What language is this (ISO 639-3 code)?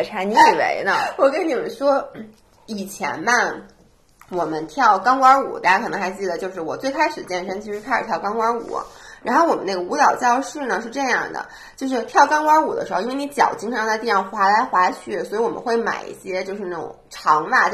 zho